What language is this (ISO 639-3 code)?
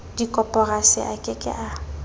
sot